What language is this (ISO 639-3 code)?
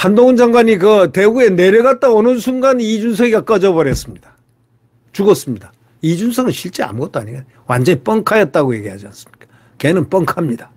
kor